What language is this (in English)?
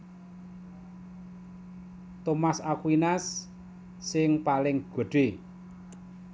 Javanese